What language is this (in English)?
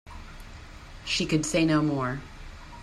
English